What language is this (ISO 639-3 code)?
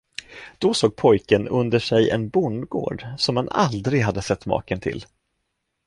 swe